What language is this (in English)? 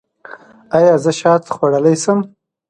Pashto